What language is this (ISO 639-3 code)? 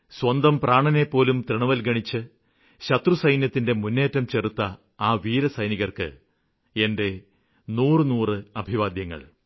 mal